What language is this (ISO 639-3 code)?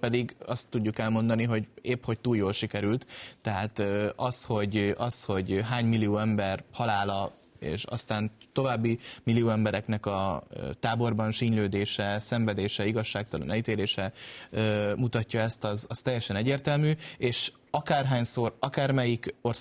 hun